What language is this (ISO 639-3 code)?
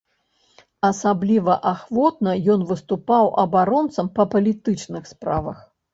bel